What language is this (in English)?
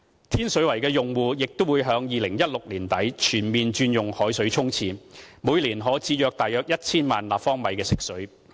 Cantonese